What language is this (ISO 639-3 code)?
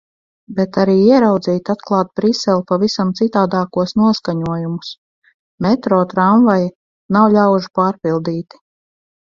lav